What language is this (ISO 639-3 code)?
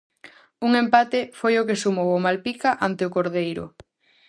glg